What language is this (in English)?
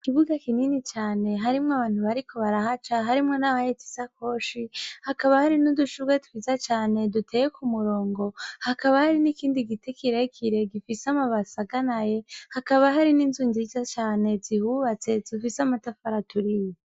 Rundi